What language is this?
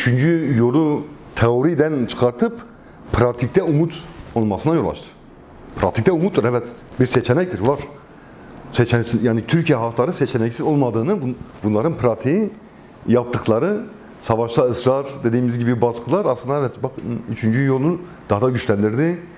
Turkish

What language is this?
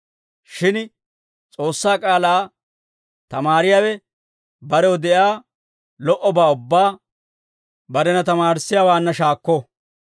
Dawro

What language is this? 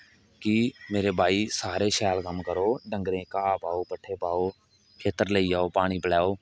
Dogri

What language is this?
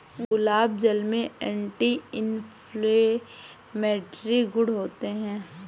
Hindi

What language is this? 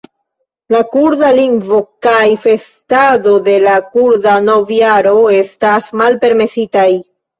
Esperanto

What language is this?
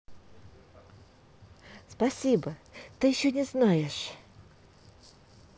Russian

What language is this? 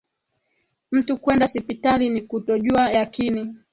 Swahili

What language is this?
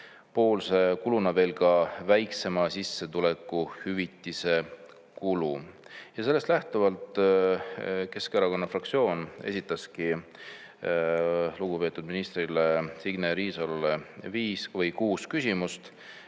Estonian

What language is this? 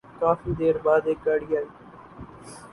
Urdu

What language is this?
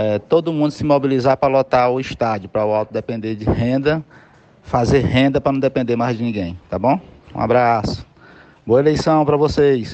Portuguese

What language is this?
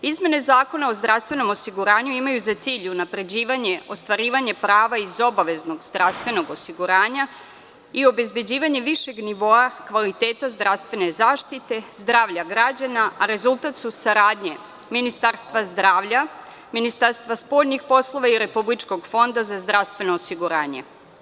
Serbian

